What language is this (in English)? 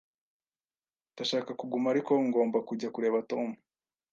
Kinyarwanda